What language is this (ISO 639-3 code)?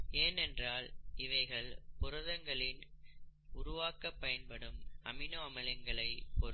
tam